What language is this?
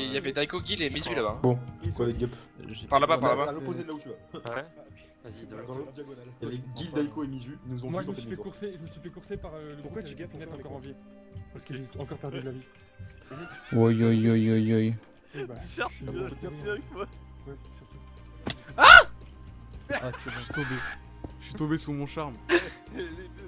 French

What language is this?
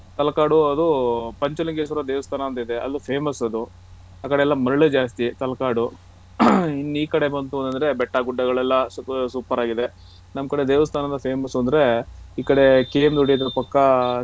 Kannada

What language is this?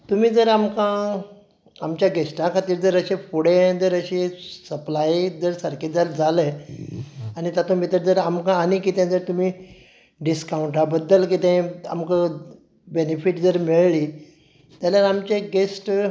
Konkani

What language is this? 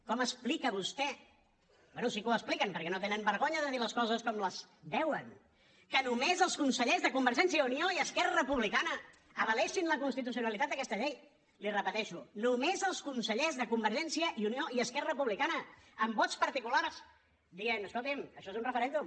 Catalan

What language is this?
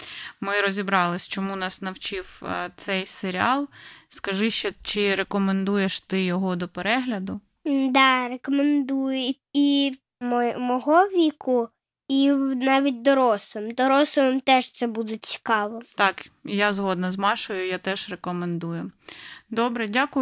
Ukrainian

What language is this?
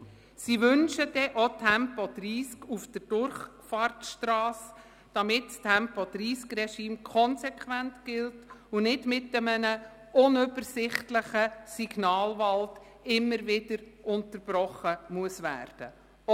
Swiss German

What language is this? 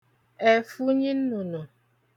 Igbo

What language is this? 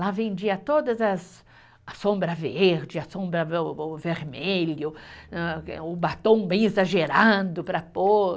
Portuguese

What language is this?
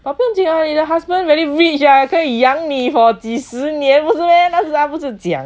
English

